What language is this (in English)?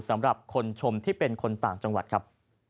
Thai